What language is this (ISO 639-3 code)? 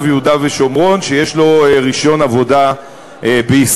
heb